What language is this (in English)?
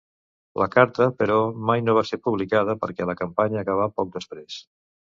Catalan